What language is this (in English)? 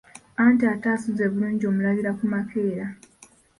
Ganda